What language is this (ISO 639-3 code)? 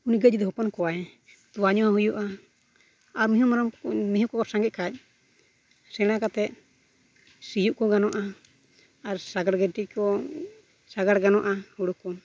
sat